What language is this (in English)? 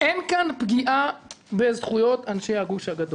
Hebrew